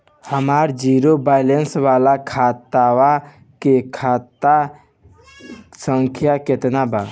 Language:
Bhojpuri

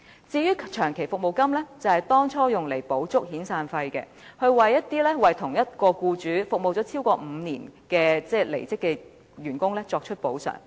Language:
Cantonese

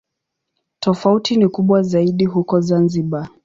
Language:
Swahili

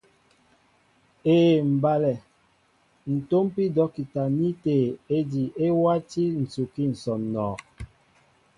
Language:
Mbo (Cameroon)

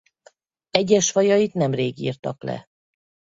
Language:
Hungarian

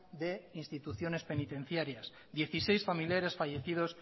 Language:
Spanish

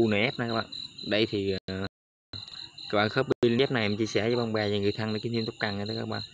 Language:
Vietnamese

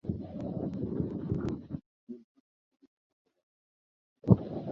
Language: Catalan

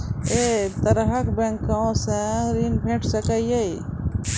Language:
Maithili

